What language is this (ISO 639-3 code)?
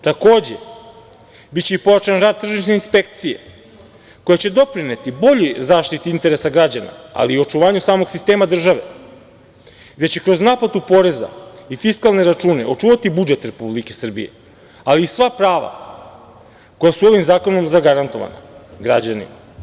srp